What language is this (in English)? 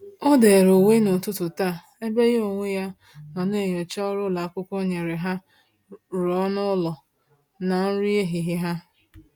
Igbo